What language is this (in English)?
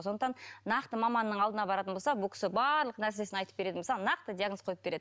Kazakh